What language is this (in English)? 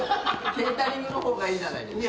Japanese